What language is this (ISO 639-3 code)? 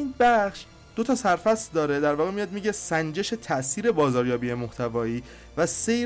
fas